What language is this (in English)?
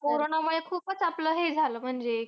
Marathi